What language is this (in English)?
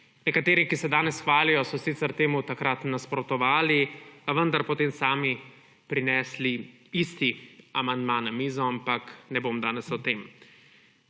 Slovenian